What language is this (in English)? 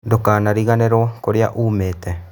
Kikuyu